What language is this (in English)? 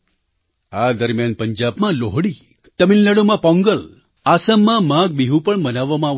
Gujarati